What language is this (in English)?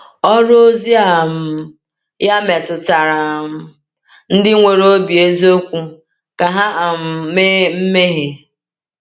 Igbo